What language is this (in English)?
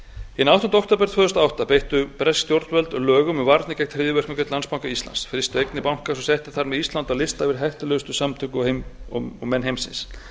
Icelandic